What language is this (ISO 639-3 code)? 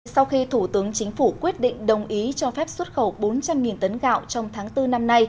vie